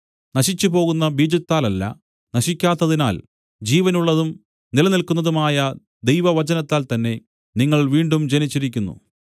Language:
Malayalam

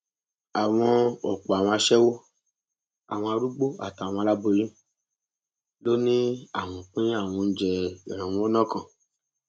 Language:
Yoruba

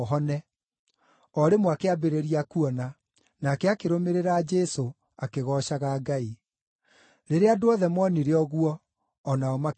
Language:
Kikuyu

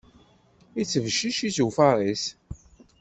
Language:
Kabyle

